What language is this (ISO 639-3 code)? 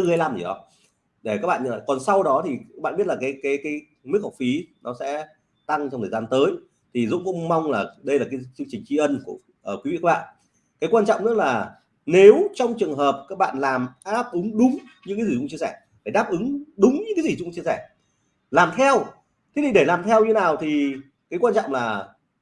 vie